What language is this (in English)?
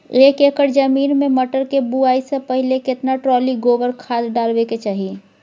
Maithili